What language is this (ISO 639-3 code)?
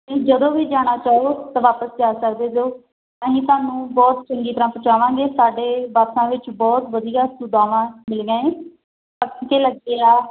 pan